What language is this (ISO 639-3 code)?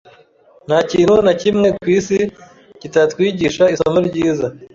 kin